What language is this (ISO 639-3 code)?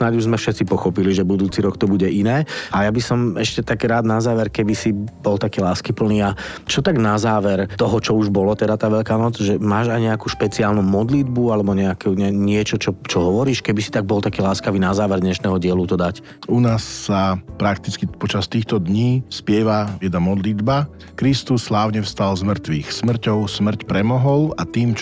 slk